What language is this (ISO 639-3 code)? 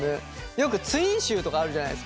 jpn